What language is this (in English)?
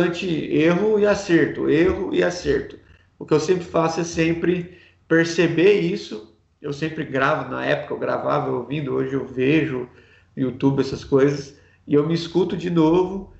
Portuguese